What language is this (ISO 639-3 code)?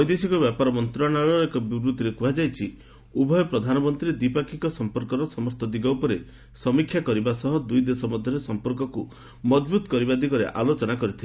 ori